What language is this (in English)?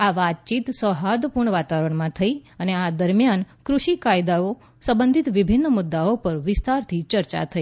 Gujarati